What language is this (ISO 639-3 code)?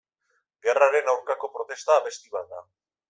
eus